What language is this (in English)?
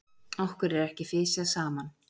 Icelandic